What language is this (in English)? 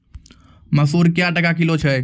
Maithili